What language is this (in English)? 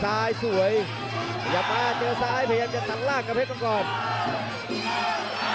Thai